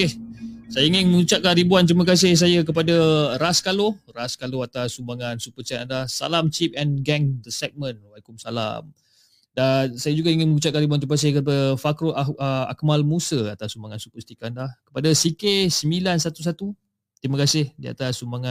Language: Malay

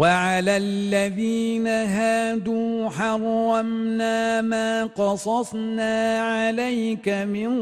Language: Arabic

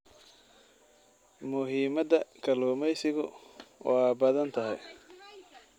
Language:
Somali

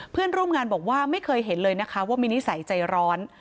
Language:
Thai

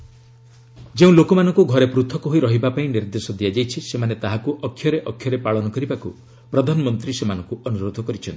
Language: Odia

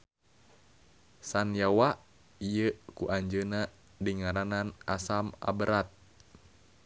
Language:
Sundanese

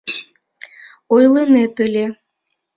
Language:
Mari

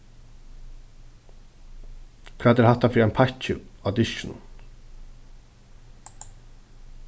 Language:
Faroese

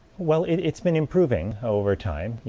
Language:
English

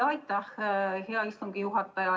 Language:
Estonian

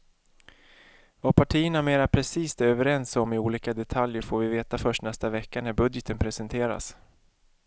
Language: Swedish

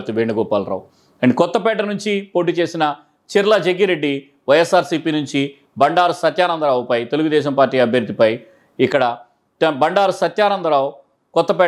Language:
Telugu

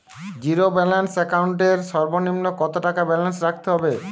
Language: Bangla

